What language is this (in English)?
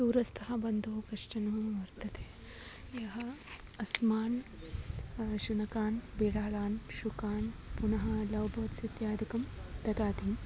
Sanskrit